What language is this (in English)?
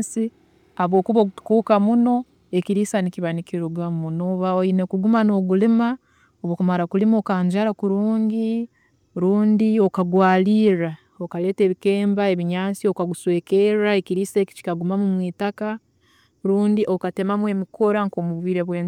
Tooro